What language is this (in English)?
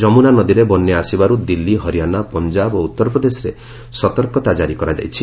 Odia